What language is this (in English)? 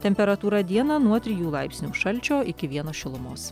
Lithuanian